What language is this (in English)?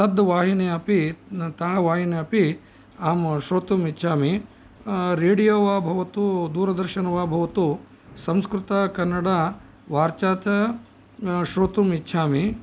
Sanskrit